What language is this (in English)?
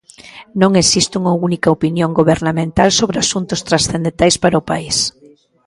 Galician